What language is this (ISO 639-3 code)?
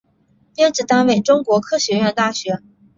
zho